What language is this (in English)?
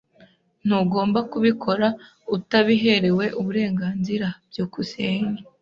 Kinyarwanda